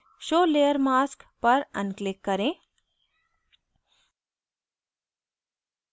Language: Hindi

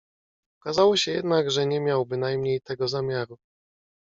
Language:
Polish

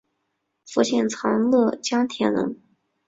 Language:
Chinese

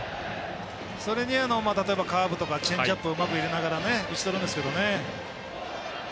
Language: Japanese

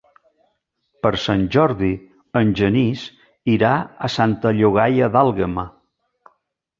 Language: Catalan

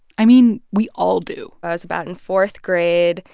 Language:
English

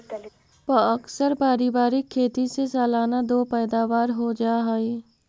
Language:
Magahi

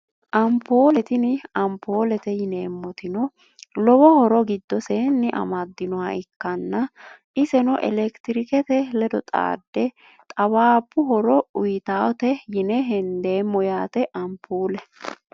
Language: Sidamo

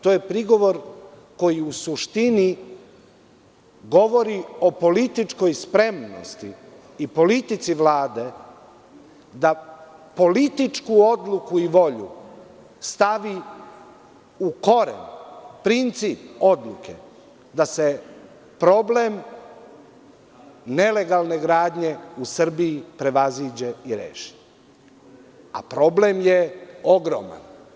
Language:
Serbian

